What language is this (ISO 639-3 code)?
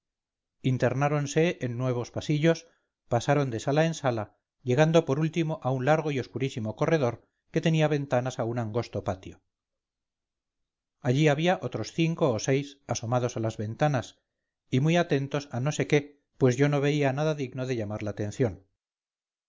spa